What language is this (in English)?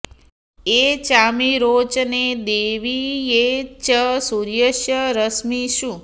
Sanskrit